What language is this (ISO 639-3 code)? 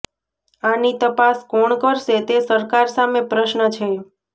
guj